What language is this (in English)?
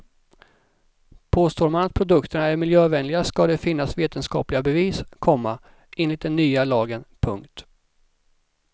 Swedish